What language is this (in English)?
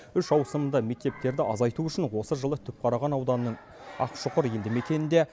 Kazakh